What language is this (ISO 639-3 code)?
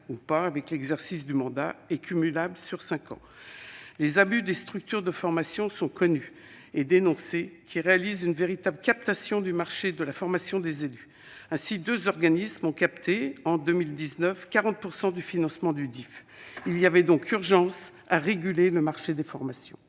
fra